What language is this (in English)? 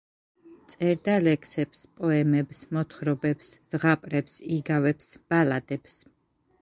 Georgian